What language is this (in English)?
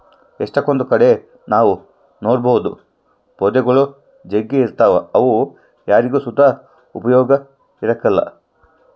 Kannada